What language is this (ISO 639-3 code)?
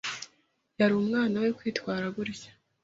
kin